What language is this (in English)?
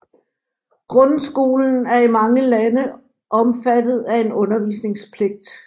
Danish